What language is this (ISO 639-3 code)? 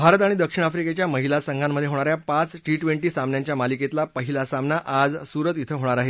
mar